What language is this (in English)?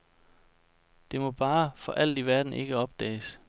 Danish